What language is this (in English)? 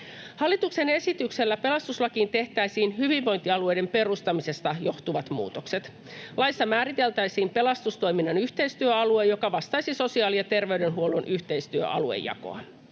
Finnish